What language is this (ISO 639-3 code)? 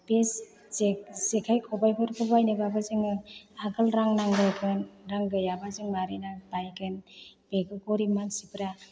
brx